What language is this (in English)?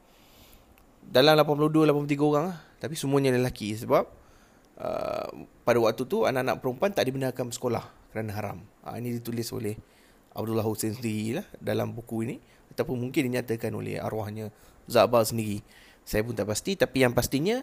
Malay